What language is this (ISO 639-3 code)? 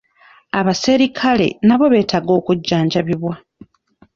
lug